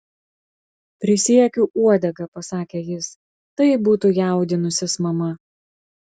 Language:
Lithuanian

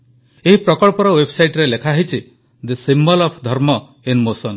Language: Odia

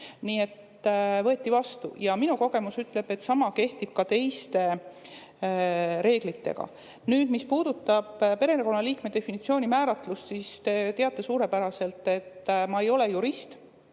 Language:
Estonian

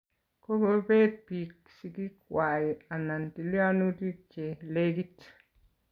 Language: Kalenjin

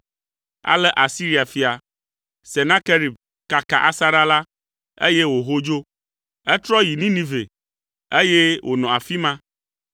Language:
Ewe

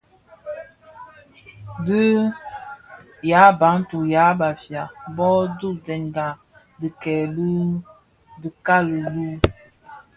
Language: Bafia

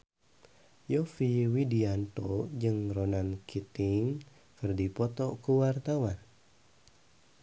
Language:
Sundanese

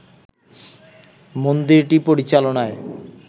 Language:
Bangla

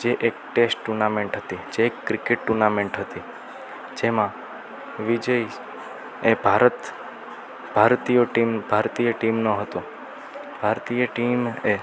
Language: Gujarati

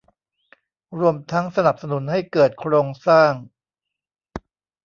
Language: Thai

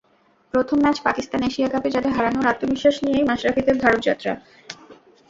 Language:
Bangla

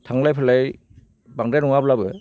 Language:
Bodo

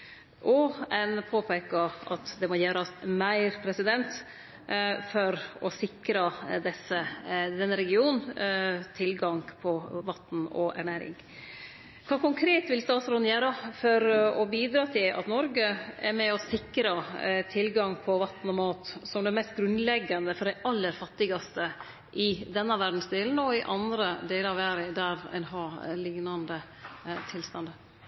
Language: Norwegian Nynorsk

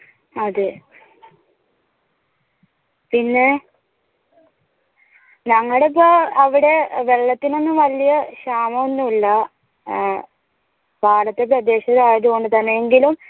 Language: Malayalam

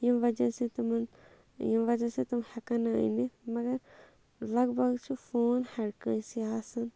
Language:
Kashmiri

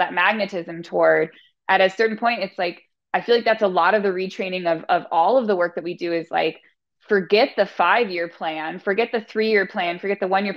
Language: English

